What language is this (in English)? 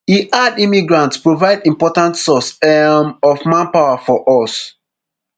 Nigerian Pidgin